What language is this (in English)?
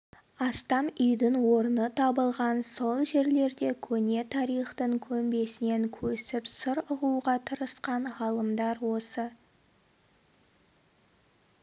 Kazakh